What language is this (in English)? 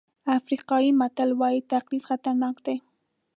Pashto